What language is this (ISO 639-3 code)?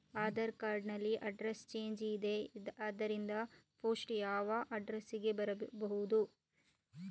kan